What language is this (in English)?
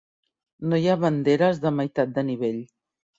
Catalan